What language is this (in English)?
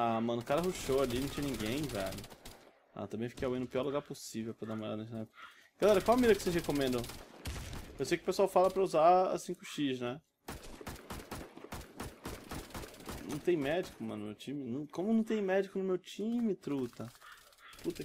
Portuguese